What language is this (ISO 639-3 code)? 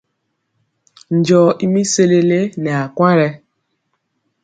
mcx